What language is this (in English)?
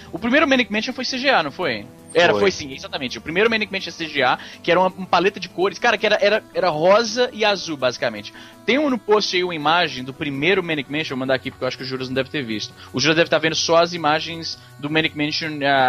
Portuguese